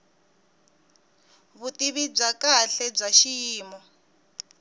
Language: Tsonga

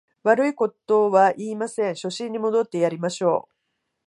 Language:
Japanese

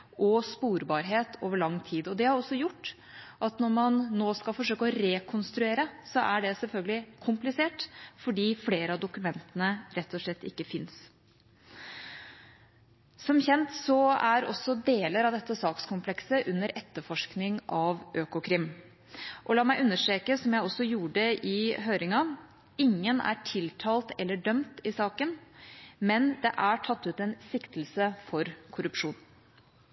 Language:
Norwegian Bokmål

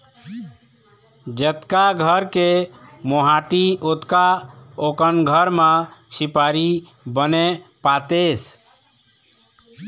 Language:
Chhattisgarhi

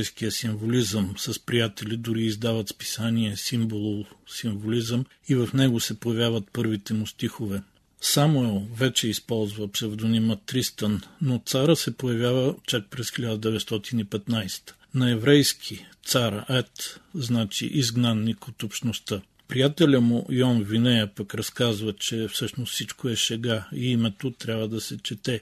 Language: Bulgarian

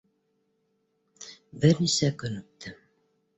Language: Bashkir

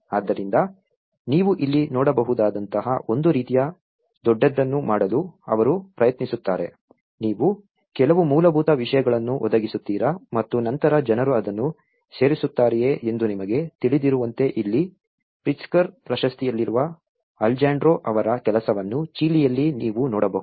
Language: Kannada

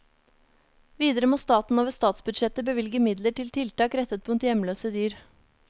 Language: Norwegian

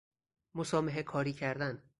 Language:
Persian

